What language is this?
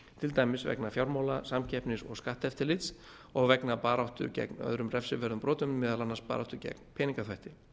Icelandic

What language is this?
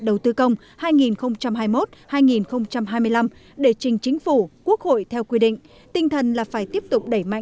Vietnamese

